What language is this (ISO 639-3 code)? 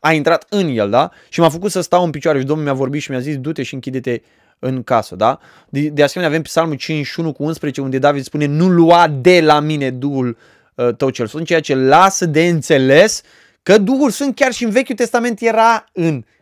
ron